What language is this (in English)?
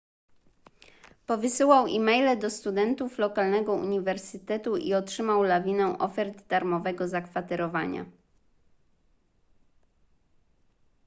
Polish